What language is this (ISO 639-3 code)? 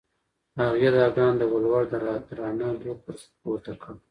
pus